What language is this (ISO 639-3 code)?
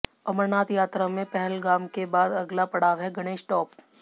hin